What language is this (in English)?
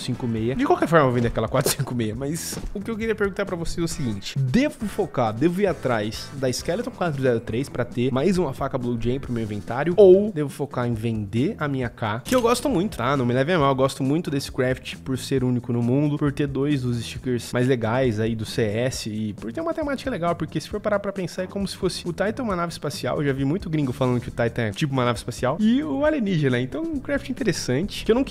Portuguese